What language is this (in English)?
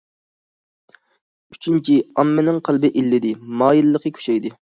Uyghur